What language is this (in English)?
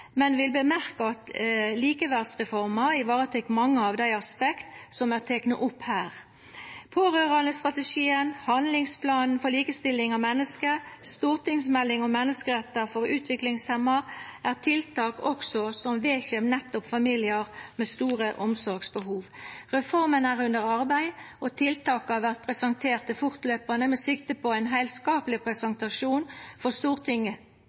Norwegian Nynorsk